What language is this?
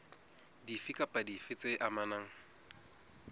Southern Sotho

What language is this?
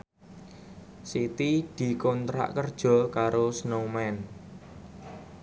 Javanese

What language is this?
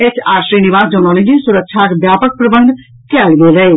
Maithili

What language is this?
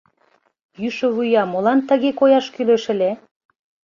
Mari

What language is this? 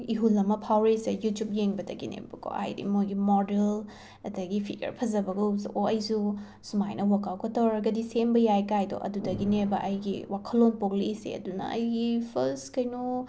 Manipuri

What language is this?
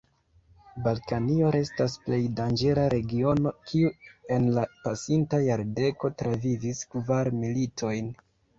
Esperanto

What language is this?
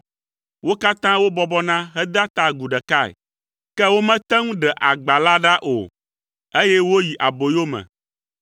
Ewe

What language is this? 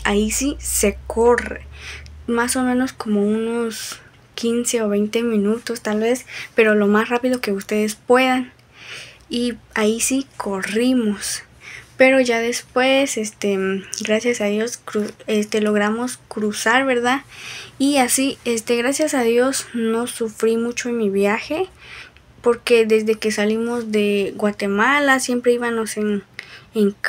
Spanish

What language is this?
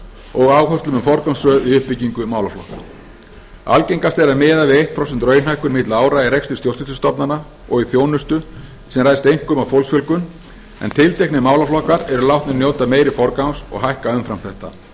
Icelandic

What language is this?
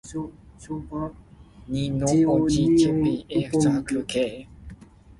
Min Nan Chinese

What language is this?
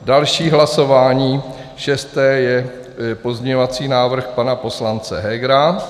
Czech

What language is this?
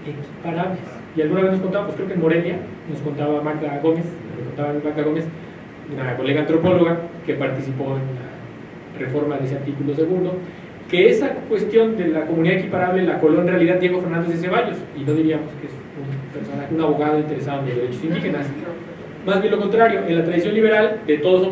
Spanish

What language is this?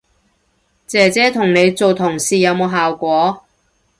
Cantonese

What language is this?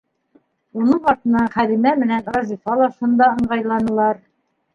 Bashkir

